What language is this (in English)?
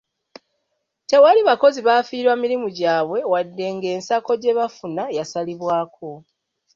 Ganda